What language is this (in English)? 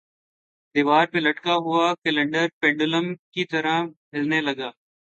Urdu